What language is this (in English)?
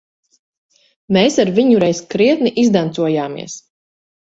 Latvian